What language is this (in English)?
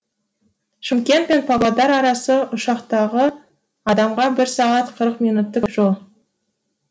Kazakh